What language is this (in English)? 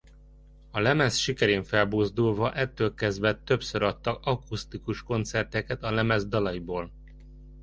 Hungarian